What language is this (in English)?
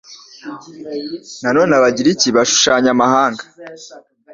Kinyarwanda